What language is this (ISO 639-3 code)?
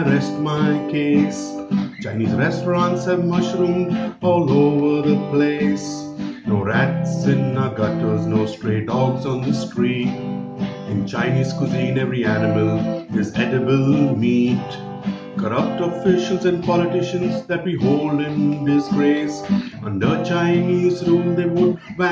eng